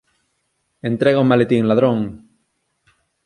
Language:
Galician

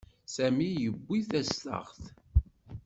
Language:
Kabyle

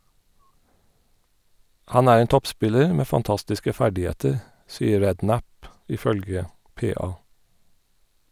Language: Norwegian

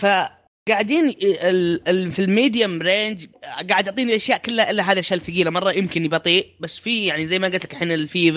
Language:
Arabic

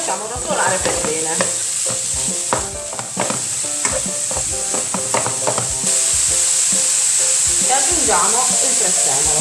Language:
Italian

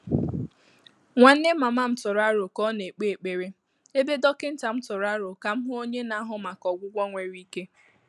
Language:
Igbo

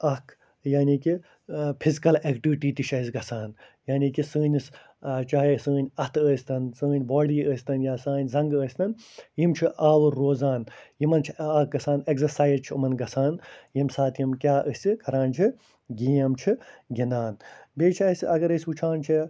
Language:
Kashmiri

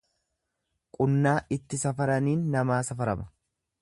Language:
Oromo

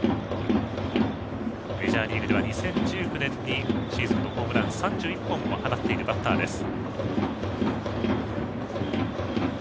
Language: Japanese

